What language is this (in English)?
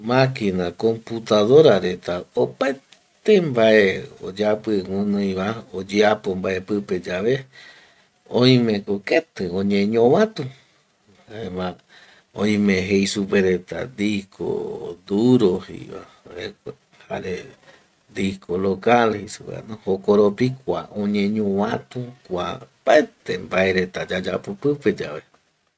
Eastern Bolivian Guaraní